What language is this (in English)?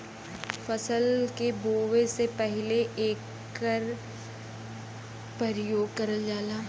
Bhojpuri